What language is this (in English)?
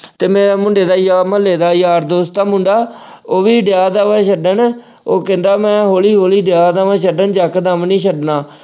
Punjabi